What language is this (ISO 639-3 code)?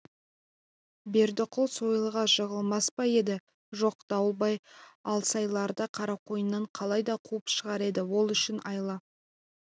kaz